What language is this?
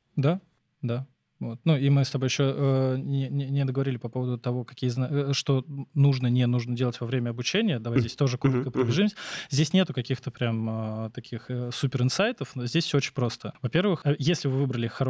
Russian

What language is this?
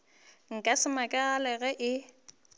Northern Sotho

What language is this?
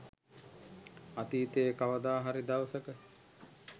Sinhala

